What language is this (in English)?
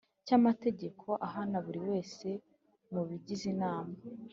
Kinyarwanda